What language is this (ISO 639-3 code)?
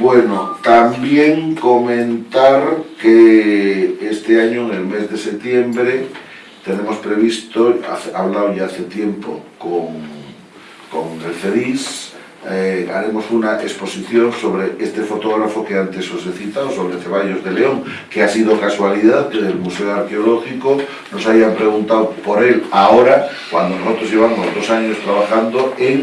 spa